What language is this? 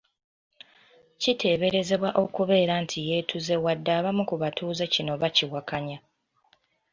Ganda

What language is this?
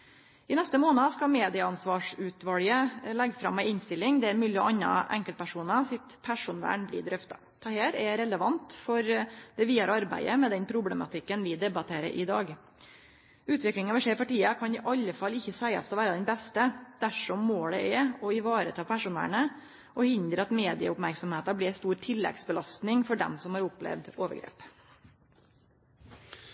Norwegian Nynorsk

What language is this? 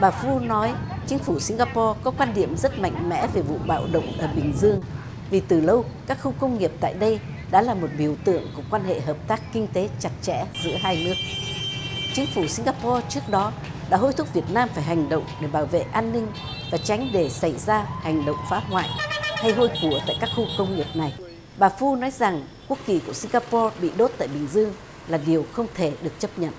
Vietnamese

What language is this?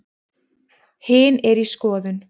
Icelandic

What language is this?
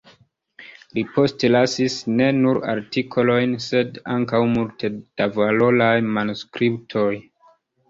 Esperanto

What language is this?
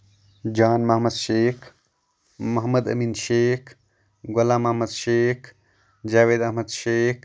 Kashmiri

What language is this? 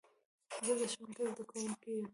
Pashto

